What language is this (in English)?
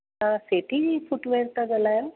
Sindhi